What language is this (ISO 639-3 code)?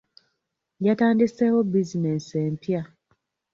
lug